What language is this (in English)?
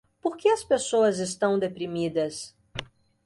Portuguese